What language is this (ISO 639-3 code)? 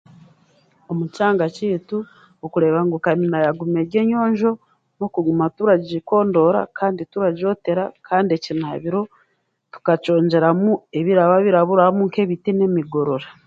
cgg